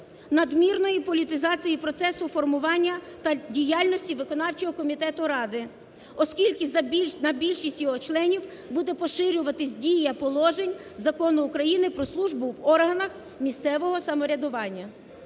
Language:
Ukrainian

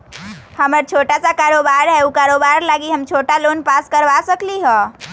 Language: Magahi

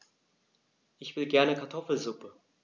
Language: German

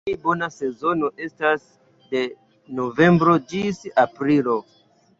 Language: Esperanto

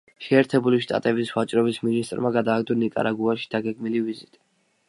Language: Georgian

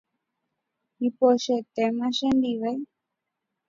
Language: Guarani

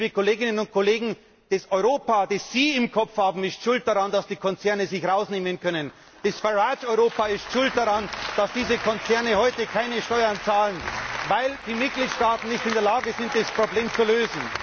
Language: German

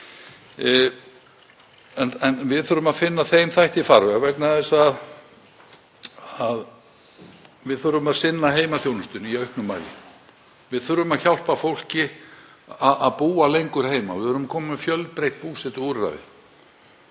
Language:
Icelandic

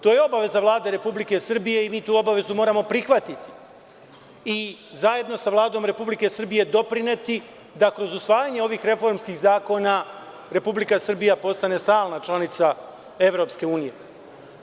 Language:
Serbian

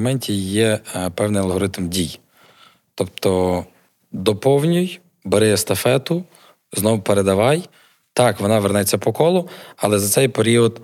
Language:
Ukrainian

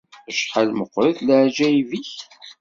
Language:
Kabyle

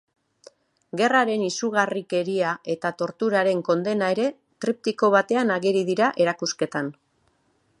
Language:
Basque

